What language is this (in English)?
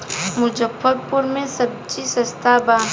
Bhojpuri